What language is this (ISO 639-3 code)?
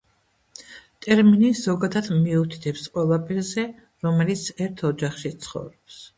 kat